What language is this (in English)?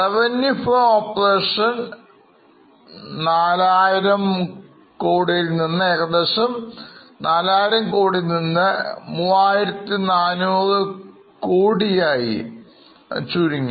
Malayalam